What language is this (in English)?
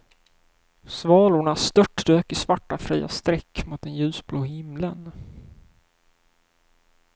Swedish